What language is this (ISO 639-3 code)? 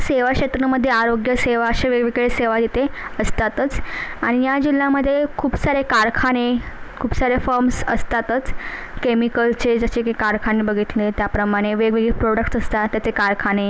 mar